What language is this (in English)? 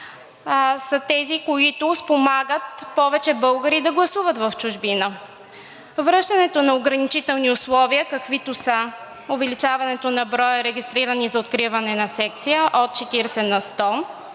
Bulgarian